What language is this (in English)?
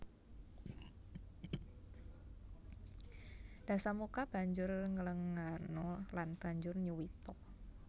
Javanese